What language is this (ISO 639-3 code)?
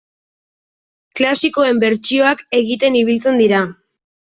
eus